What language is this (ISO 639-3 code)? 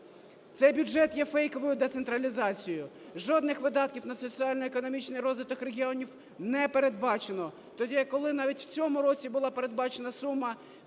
ukr